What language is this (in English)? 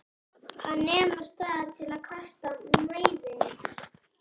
Icelandic